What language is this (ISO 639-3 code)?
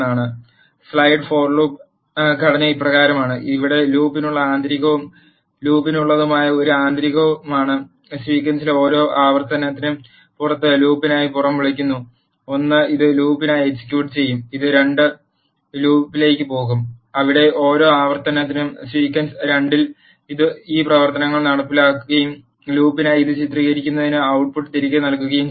mal